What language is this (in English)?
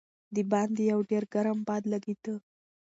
Pashto